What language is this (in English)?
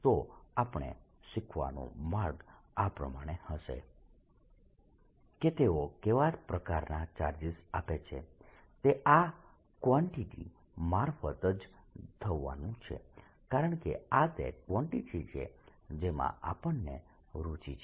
Gujarati